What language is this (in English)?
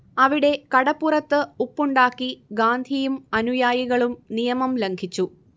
Malayalam